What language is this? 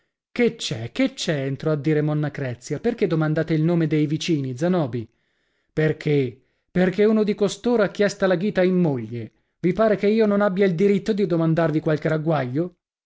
Italian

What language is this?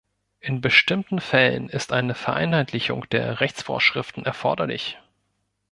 German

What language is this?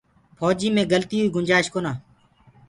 Gurgula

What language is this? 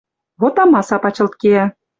Western Mari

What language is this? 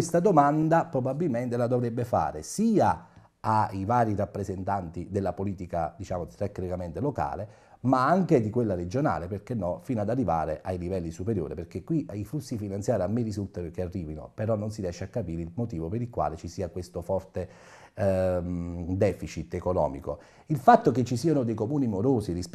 Italian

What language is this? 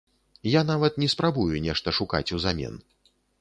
Belarusian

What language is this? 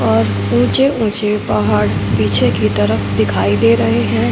Hindi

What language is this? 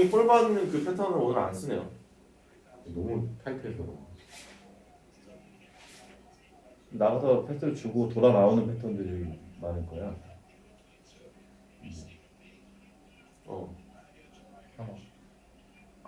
Korean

